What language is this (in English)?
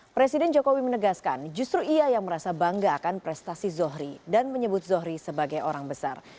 Indonesian